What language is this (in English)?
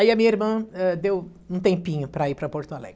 Portuguese